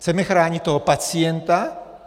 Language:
Czech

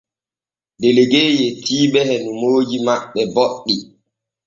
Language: Borgu Fulfulde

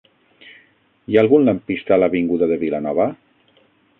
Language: Catalan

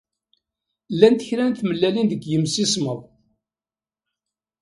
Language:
Kabyle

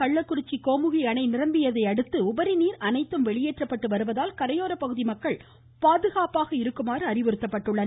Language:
Tamil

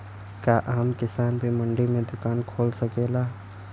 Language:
Bhojpuri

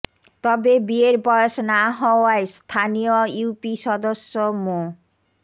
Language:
Bangla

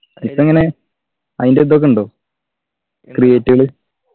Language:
Malayalam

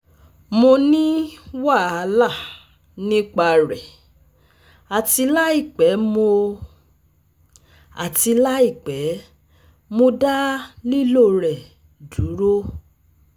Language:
Yoruba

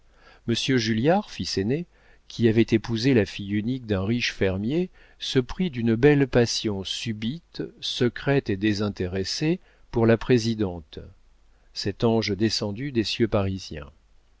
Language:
French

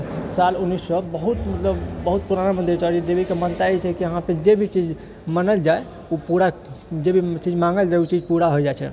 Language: Maithili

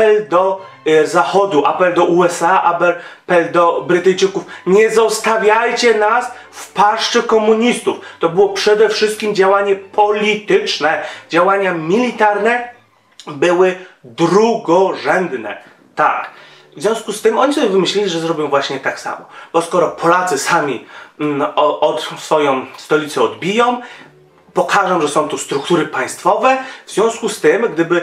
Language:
Polish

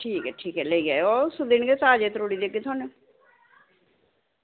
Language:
Dogri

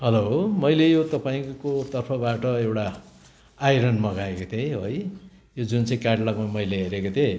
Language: Nepali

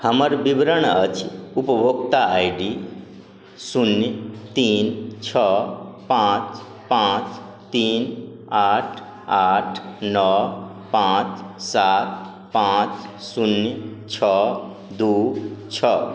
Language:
Maithili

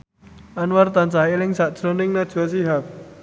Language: Javanese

